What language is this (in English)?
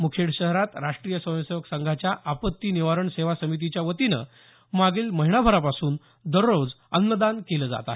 Marathi